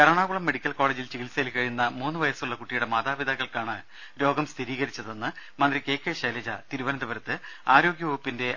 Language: Malayalam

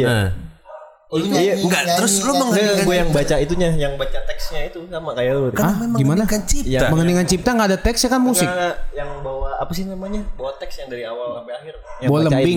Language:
Indonesian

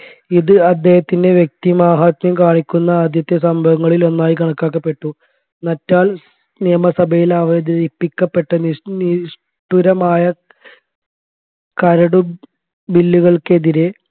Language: Malayalam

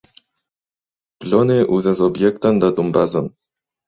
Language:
Esperanto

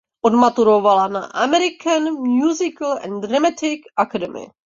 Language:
Czech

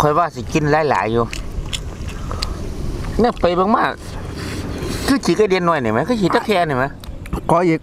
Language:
Thai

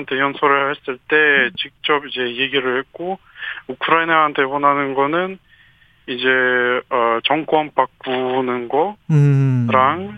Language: Korean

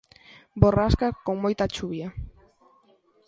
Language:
Galician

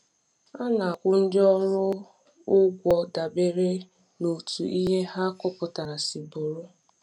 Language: Igbo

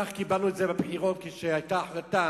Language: Hebrew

